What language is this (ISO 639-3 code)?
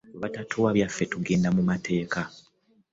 lug